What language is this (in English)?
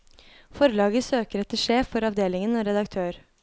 Norwegian